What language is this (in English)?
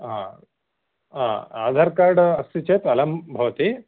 Sanskrit